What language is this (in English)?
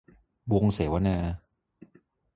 Thai